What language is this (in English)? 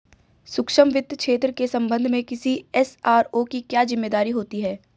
Hindi